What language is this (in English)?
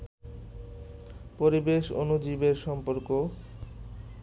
Bangla